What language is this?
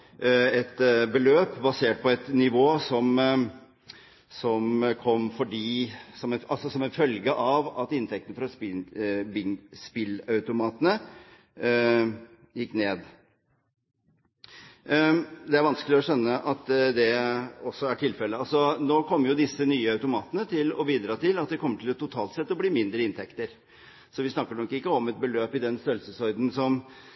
Norwegian Bokmål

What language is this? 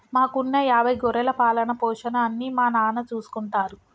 Telugu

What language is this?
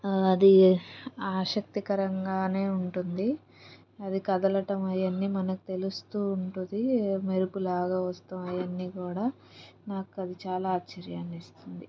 Telugu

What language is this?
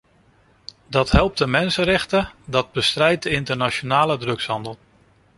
Dutch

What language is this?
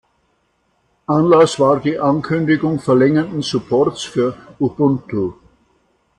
German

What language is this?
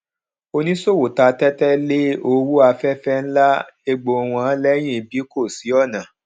Yoruba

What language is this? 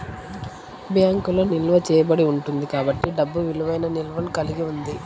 Telugu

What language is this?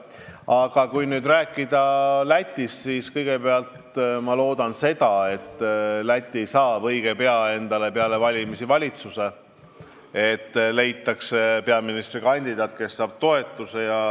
Estonian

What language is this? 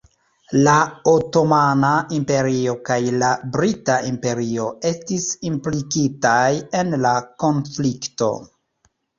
Esperanto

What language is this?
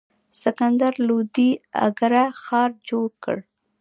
Pashto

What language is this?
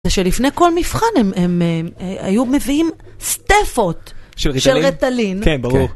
Hebrew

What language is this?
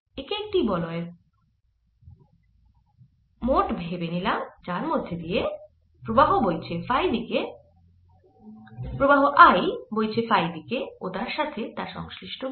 Bangla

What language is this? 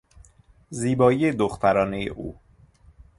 Persian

